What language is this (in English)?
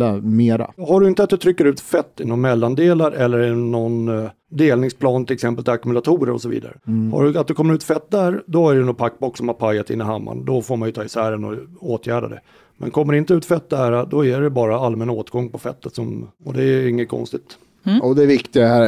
Swedish